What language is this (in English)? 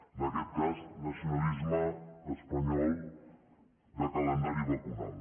Catalan